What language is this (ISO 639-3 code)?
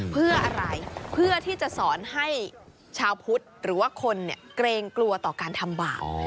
tha